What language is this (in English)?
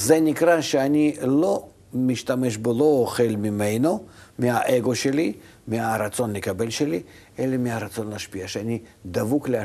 Hebrew